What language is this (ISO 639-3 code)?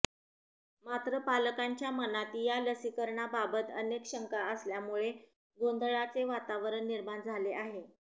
mar